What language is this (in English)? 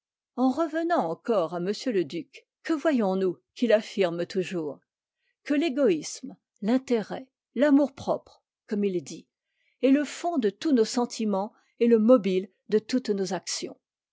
French